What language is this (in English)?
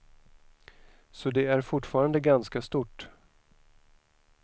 Swedish